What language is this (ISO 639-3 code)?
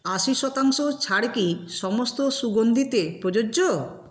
ben